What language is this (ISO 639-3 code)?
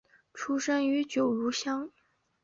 zho